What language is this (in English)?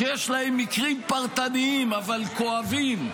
Hebrew